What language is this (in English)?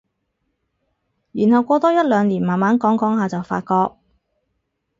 Cantonese